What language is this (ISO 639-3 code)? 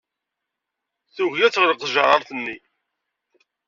kab